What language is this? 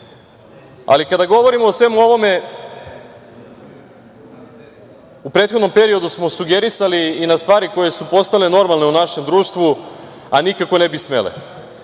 Serbian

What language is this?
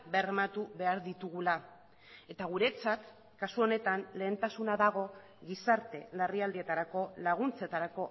Basque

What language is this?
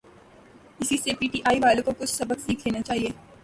Urdu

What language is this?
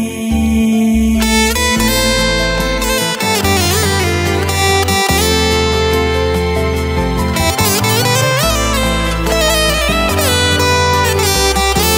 Hindi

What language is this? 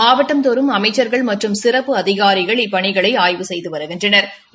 Tamil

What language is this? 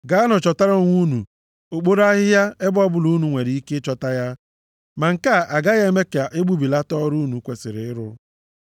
Igbo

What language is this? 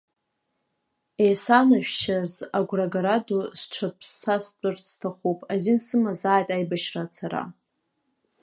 Abkhazian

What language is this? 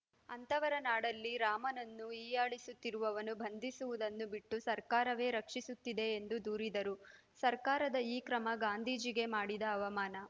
Kannada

